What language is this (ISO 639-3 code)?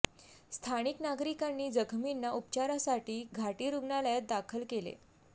mar